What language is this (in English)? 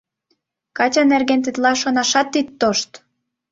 Mari